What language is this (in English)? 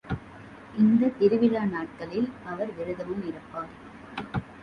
Tamil